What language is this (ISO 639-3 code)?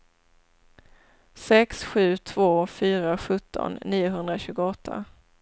swe